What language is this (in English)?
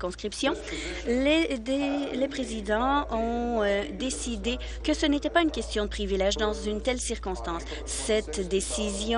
French